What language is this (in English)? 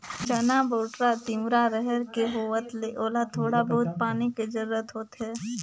Chhattisgarhi